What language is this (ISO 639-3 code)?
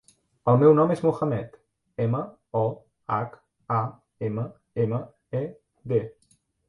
cat